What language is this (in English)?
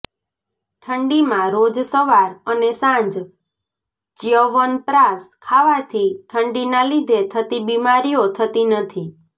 Gujarati